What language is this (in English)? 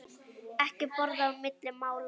Icelandic